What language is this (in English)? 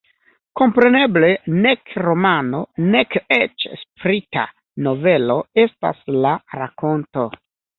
Esperanto